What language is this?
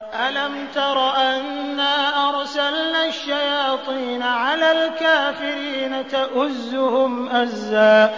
Arabic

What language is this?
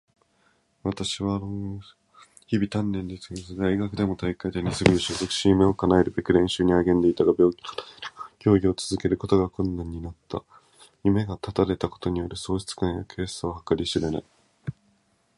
Japanese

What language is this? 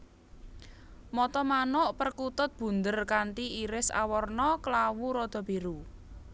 Javanese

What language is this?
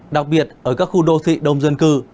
Vietnamese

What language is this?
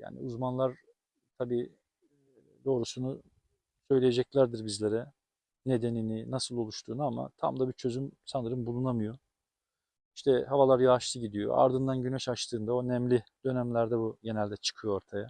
Turkish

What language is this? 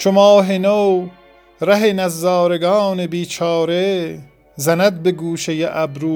Persian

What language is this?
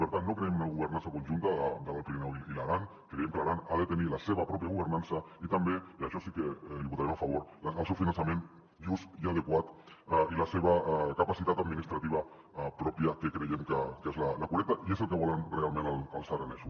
Catalan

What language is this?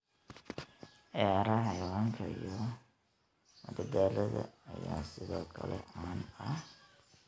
Somali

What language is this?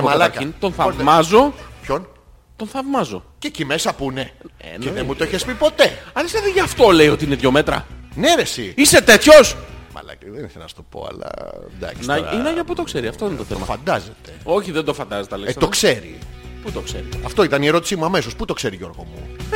Greek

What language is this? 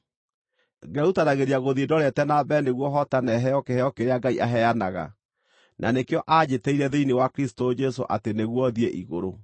Kikuyu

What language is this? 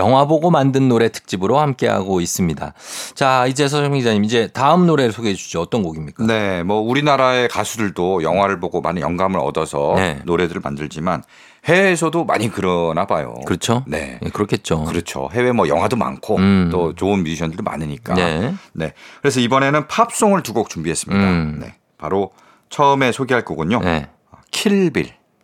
Korean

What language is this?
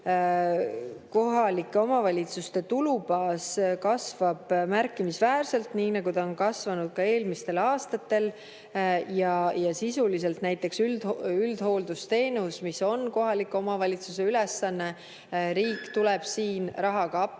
Estonian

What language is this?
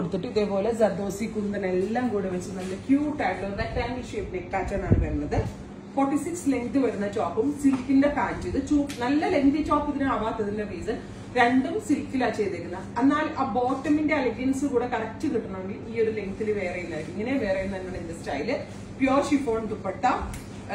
Malayalam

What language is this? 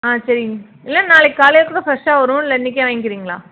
Tamil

